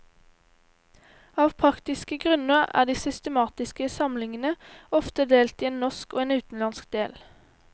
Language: Norwegian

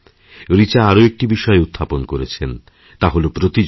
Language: Bangla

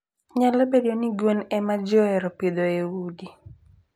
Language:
Luo (Kenya and Tanzania)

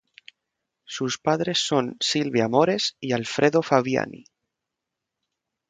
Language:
Spanish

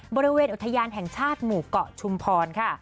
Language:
Thai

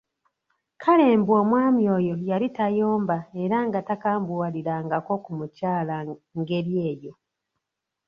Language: Ganda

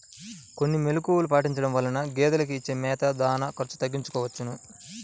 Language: Telugu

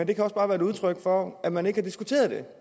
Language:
Danish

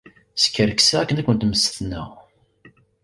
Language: Kabyle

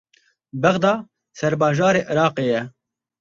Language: Kurdish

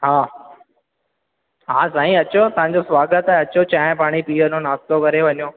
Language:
Sindhi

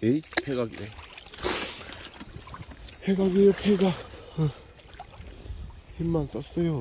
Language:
Korean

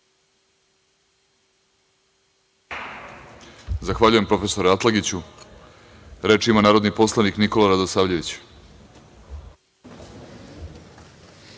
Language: Serbian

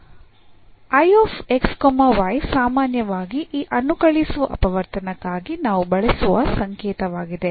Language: Kannada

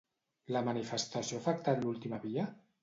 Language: Catalan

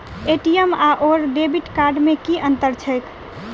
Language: Maithili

